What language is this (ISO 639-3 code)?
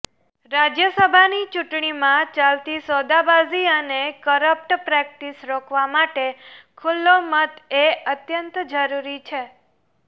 guj